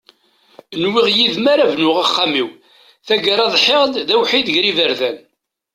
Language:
Kabyle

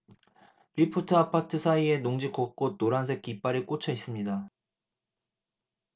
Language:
Korean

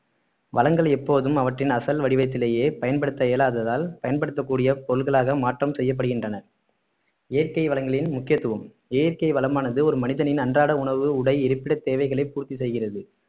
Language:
Tamil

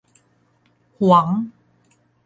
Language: Thai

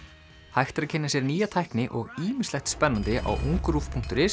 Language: Icelandic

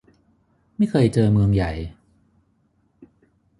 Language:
Thai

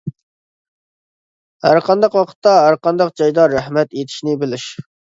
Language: Uyghur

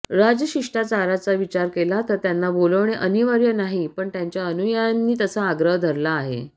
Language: Marathi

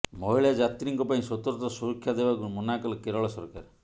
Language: Odia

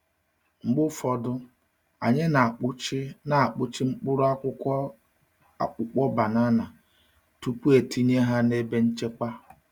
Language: Igbo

